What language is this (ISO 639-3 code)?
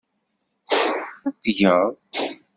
kab